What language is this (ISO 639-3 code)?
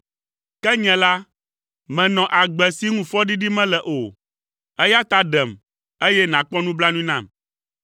ewe